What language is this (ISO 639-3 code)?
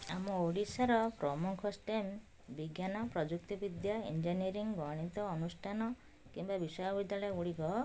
ori